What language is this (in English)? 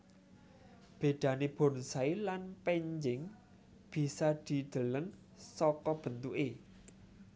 Javanese